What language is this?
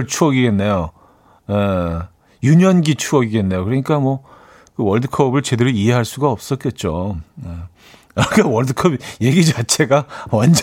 Korean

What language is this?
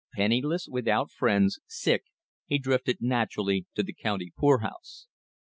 English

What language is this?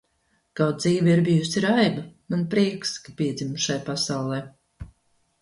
Latvian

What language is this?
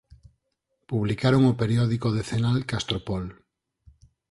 Galician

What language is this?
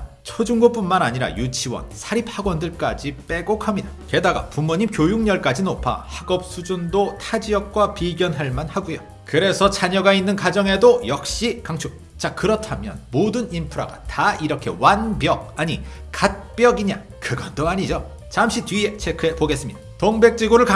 Korean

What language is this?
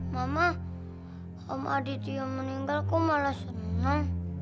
Indonesian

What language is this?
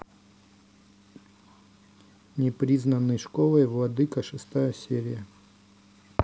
Russian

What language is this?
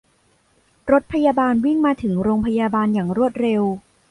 Thai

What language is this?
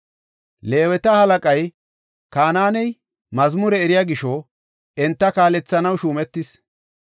Gofa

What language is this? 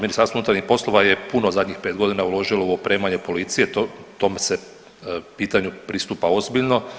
Croatian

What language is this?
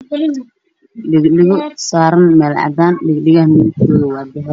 Somali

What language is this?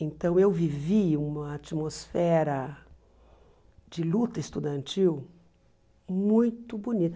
Portuguese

